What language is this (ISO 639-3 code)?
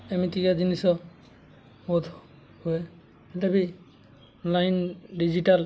ori